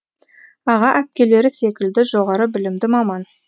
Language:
Kazakh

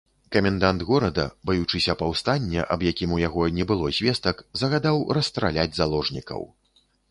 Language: Belarusian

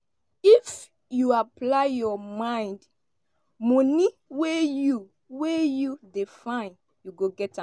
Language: Nigerian Pidgin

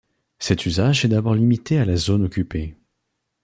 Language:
French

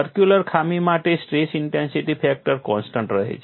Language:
Gujarati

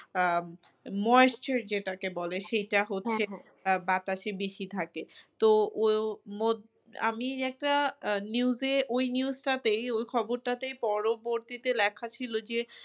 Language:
Bangla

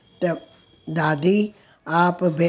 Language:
Sindhi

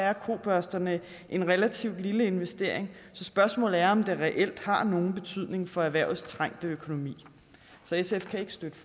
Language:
Danish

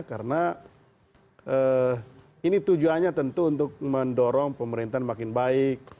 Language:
Indonesian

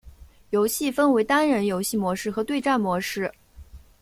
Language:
Chinese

